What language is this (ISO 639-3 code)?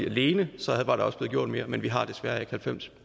dan